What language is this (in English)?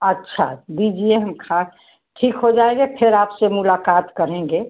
Hindi